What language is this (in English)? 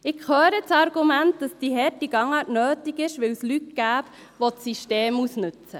Swiss German